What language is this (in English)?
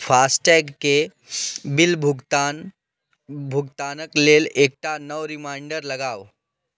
Maithili